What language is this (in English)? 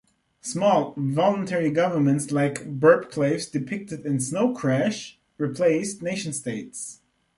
English